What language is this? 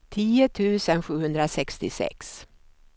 Swedish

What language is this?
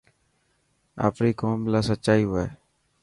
Dhatki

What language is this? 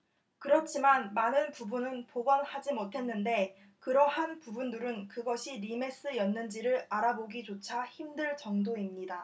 Korean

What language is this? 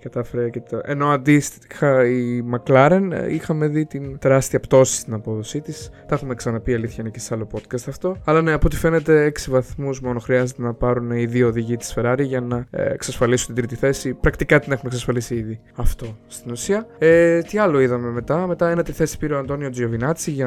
Greek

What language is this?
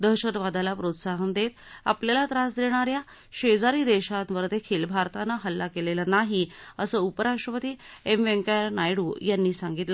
Marathi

